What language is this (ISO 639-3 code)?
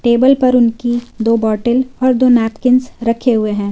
hin